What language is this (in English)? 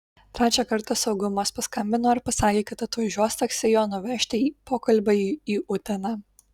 Lithuanian